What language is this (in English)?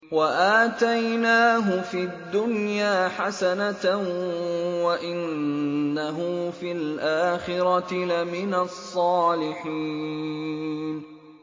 Arabic